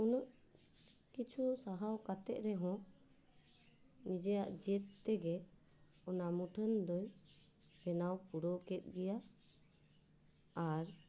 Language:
Santali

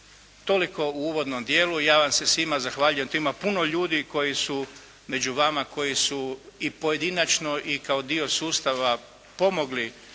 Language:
Croatian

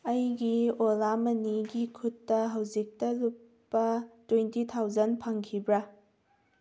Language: Manipuri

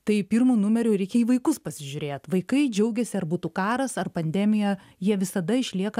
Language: Lithuanian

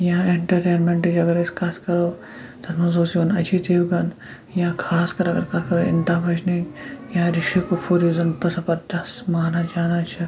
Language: Kashmiri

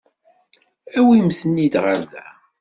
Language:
Kabyle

